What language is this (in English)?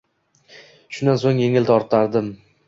Uzbek